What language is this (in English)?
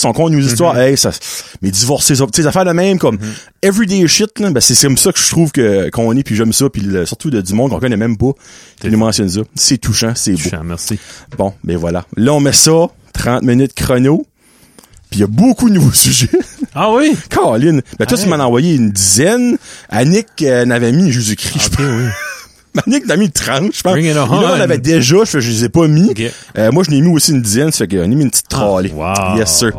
French